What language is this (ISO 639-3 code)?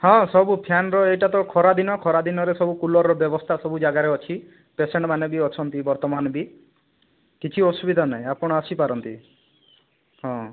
ori